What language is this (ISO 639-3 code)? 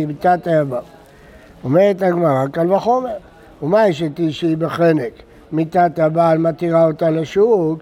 heb